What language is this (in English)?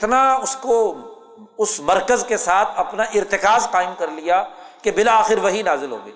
Urdu